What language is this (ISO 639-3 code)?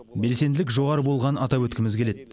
kaz